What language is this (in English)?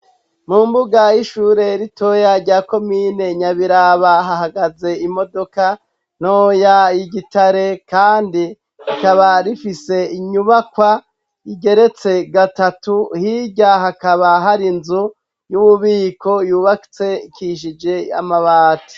Rundi